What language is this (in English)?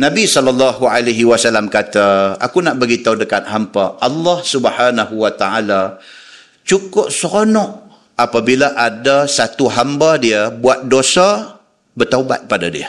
Malay